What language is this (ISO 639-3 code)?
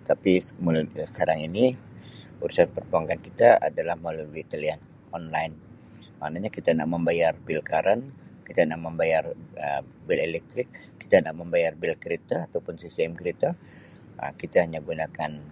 msi